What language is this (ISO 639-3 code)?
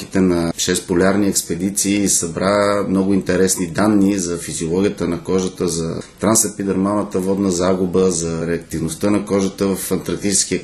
bul